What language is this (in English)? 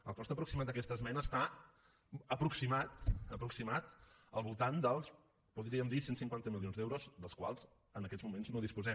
Catalan